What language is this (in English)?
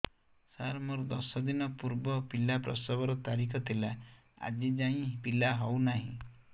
Odia